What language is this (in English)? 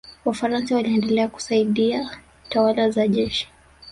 Swahili